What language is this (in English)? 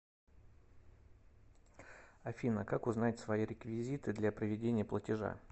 Russian